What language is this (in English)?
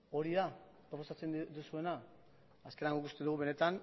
Basque